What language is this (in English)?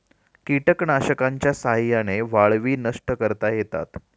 Marathi